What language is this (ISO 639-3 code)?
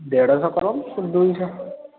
ori